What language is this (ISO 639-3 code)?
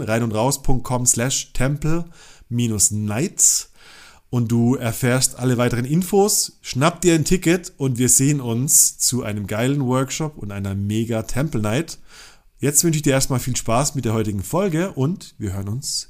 deu